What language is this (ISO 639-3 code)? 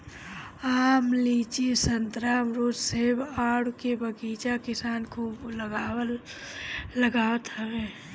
bho